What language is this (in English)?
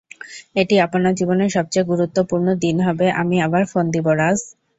Bangla